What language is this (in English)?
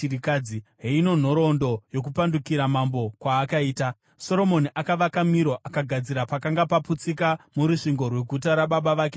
Shona